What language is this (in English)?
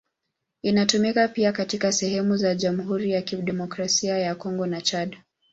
Swahili